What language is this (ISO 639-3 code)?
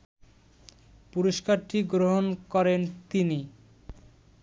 ben